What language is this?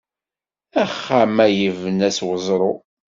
Kabyle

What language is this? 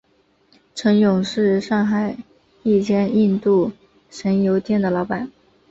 Chinese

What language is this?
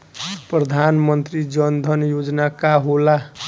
Bhojpuri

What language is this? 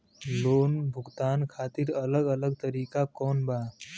Bhojpuri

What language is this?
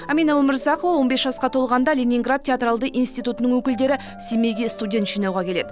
Kazakh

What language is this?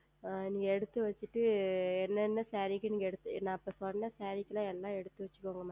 Tamil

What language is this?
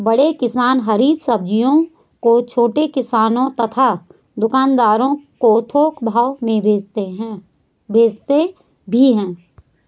Hindi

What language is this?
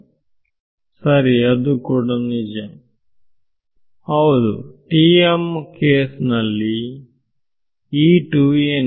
Kannada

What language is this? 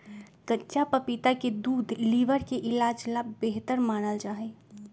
Magahi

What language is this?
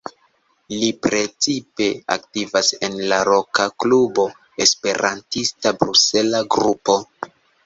Esperanto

